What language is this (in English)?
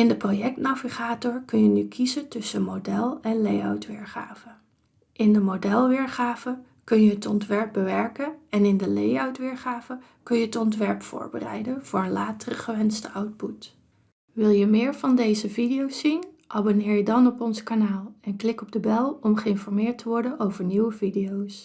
Dutch